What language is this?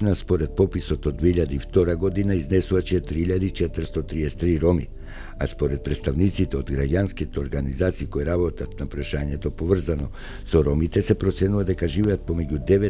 Macedonian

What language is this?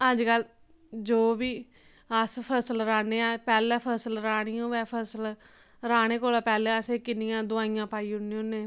Dogri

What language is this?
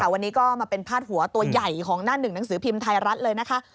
Thai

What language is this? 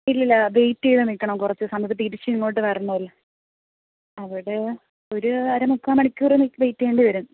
Malayalam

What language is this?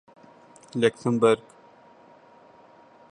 Urdu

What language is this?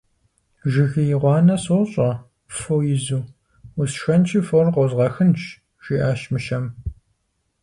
Kabardian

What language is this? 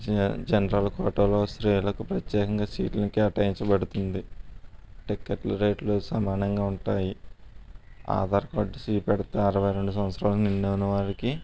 Telugu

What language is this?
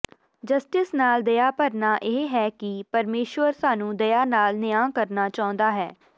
Punjabi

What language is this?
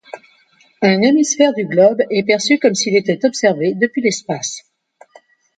French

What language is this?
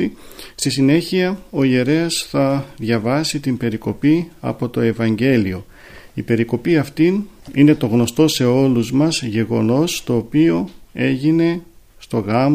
Greek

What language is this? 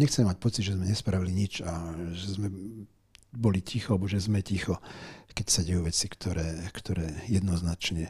Slovak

